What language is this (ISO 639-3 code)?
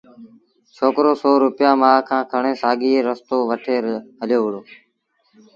sbn